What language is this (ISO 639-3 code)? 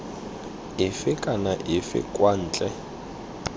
tsn